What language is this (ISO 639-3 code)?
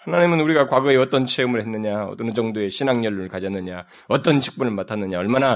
kor